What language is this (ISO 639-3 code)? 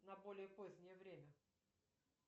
rus